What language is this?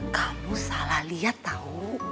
Indonesian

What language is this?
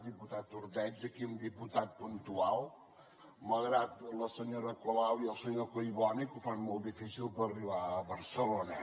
Catalan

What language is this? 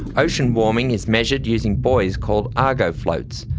English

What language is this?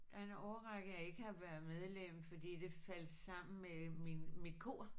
Danish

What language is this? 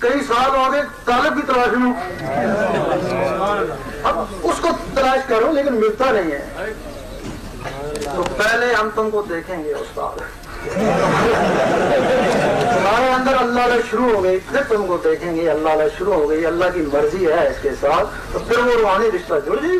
Urdu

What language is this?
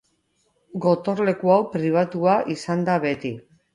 Basque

